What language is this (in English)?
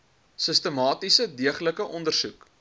Afrikaans